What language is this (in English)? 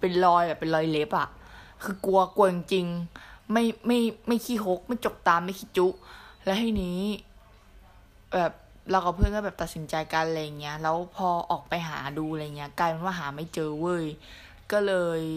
Thai